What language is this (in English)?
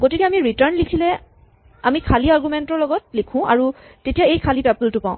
Assamese